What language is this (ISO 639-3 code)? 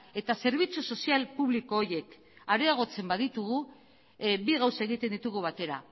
eus